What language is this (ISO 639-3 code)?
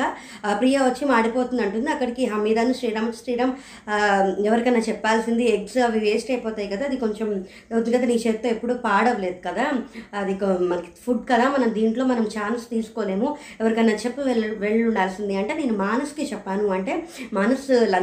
tel